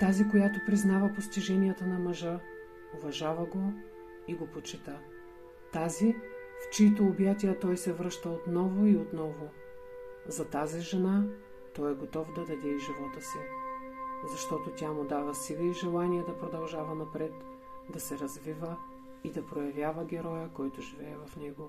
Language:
Bulgarian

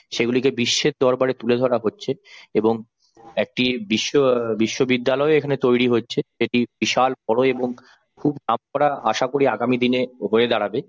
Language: Bangla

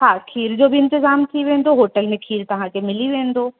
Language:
Sindhi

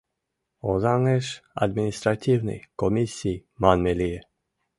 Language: Mari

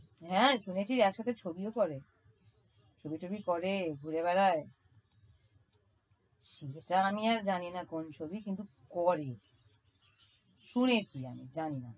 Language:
Bangla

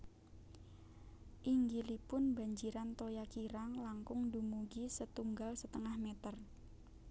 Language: Javanese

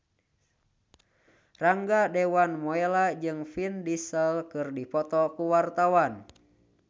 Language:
Sundanese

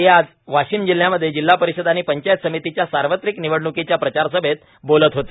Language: Marathi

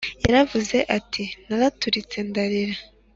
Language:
Kinyarwanda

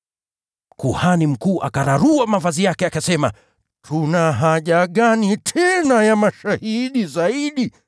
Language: Swahili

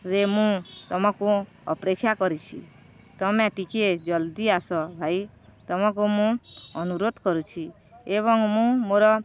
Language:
Odia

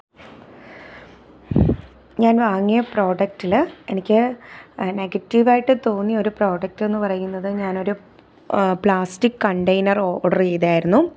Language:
Malayalam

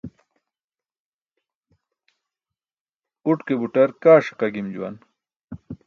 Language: Burushaski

